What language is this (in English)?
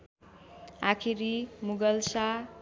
Nepali